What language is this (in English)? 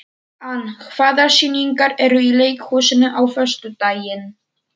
Icelandic